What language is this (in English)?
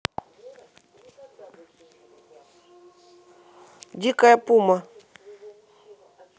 Russian